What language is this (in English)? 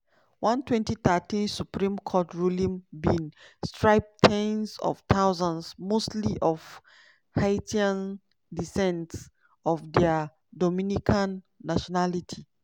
Nigerian Pidgin